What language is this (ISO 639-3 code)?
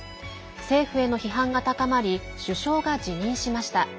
jpn